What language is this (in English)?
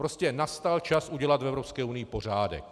Czech